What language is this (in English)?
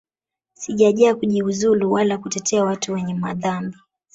Swahili